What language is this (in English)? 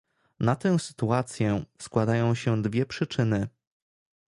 Polish